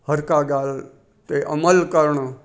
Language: Sindhi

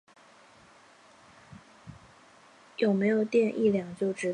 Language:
Chinese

